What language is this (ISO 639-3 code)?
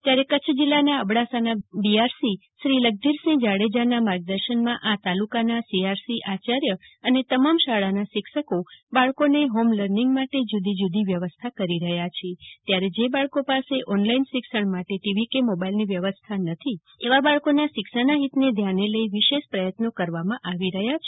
guj